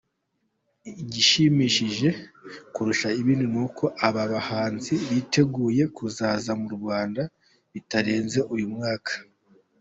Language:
Kinyarwanda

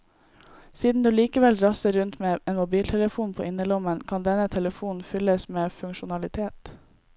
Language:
Norwegian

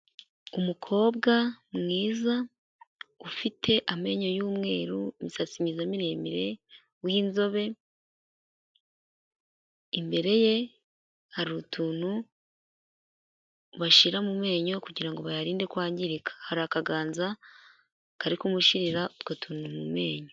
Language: Kinyarwanda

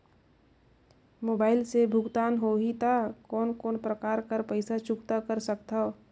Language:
Chhattisgarhi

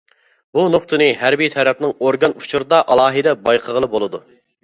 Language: Uyghur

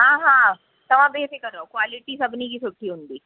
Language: Sindhi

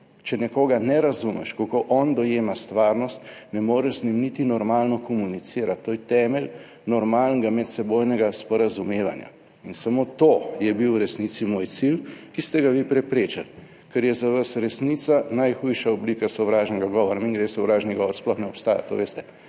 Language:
Slovenian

